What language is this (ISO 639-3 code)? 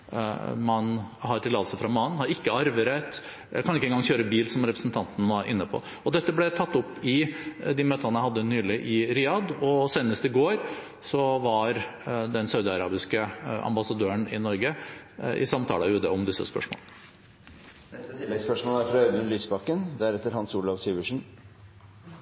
nor